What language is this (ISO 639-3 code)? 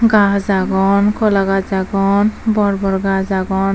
ccp